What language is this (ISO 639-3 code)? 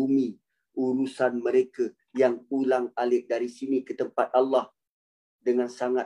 msa